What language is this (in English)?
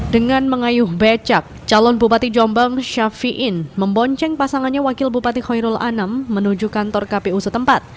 Indonesian